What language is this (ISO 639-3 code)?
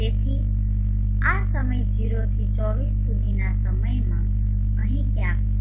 guj